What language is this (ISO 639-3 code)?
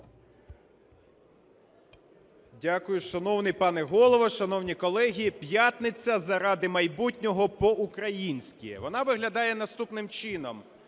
ukr